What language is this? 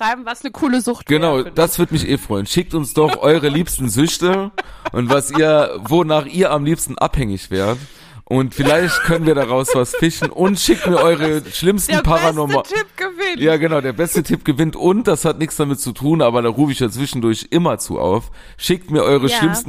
German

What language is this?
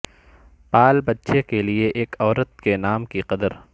Urdu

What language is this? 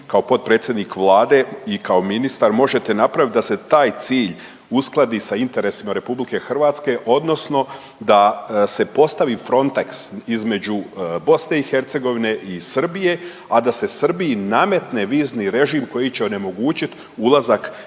Croatian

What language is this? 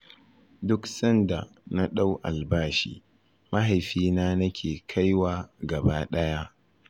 Hausa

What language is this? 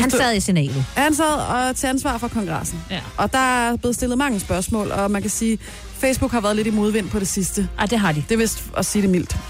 Danish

